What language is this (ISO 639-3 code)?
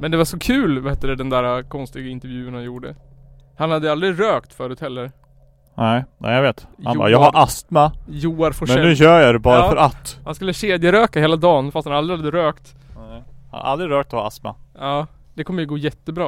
swe